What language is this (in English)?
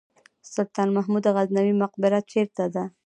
Pashto